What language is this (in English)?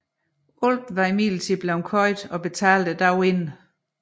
Danish